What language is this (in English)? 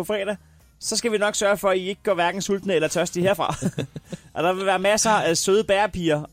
Danish